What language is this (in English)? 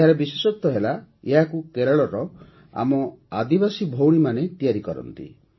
Odia